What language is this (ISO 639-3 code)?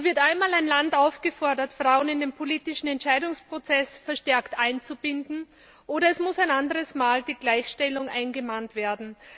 deu